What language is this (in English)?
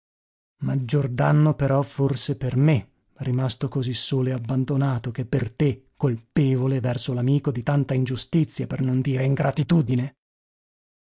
Italian